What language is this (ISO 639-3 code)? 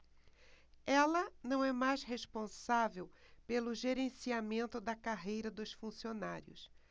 por